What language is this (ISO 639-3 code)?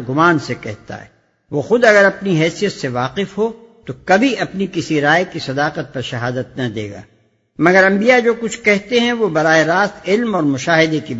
urd